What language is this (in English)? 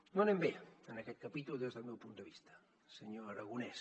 Catalan